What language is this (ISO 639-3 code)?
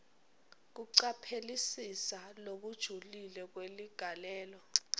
ssw